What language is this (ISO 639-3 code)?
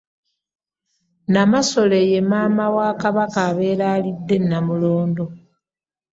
lug